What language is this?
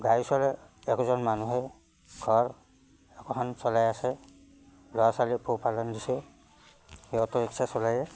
Assamese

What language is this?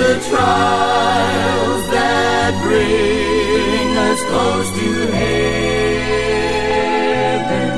Filipino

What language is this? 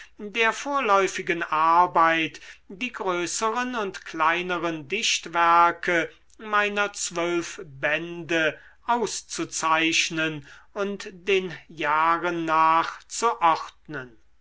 German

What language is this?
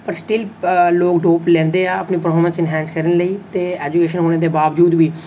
Dogri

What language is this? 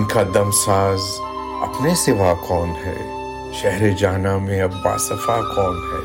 Urdu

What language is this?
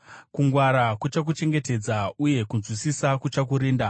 Shona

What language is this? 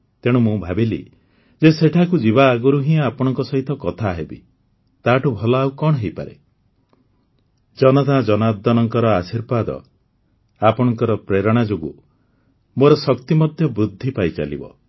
Odia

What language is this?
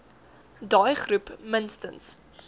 Afrikaans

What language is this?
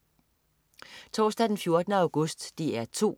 Danish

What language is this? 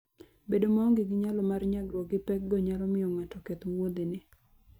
Luo (Kenya and Tanzania)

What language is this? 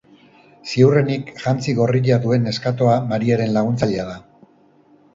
Basque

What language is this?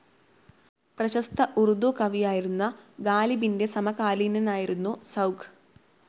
Malayalam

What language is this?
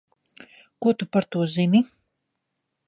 Latvian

